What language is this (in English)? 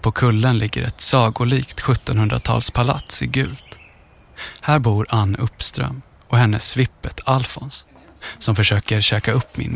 Swedish